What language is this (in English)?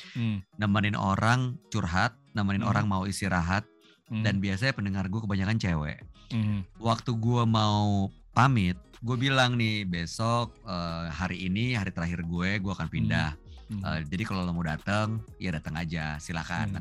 Indonesian